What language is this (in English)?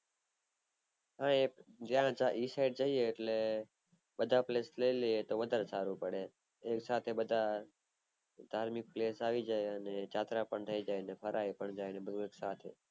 Gujarati